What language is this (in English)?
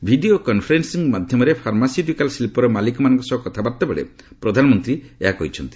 Odia